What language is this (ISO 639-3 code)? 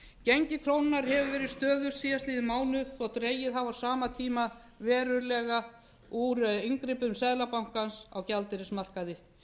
isl